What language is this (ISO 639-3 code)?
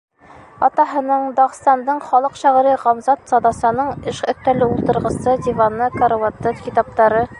bak